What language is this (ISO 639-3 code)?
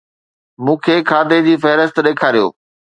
snd